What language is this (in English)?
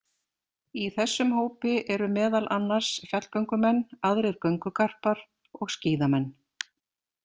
Icelandic